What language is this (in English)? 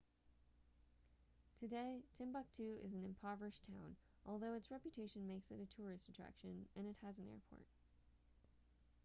English